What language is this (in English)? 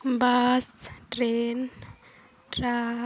Santali